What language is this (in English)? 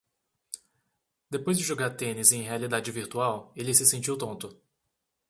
Portuguese